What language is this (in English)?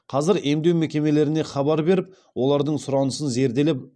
Kazakh